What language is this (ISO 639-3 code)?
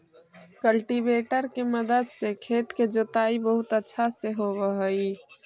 mag